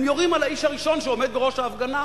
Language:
Hebrew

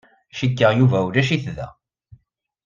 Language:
Kabyle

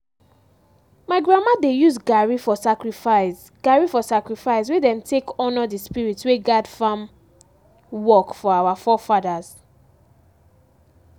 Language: Nigerian Pidgin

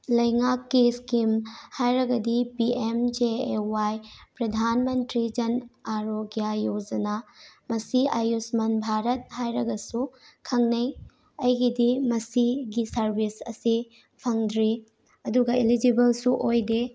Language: Manipuri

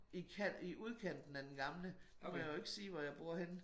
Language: Danish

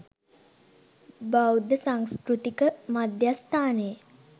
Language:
Sinhala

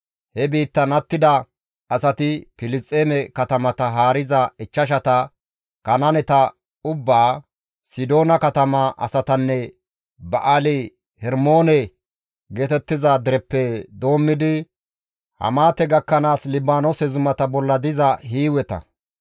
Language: Gamo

